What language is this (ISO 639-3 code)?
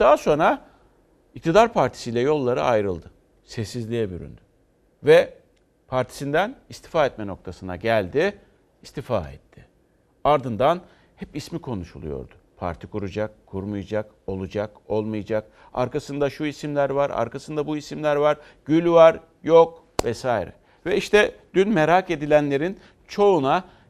tur